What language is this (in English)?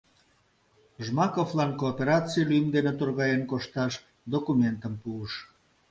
Mari